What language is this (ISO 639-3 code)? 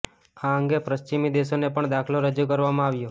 guj